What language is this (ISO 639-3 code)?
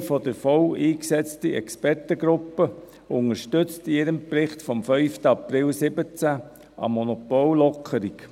gsw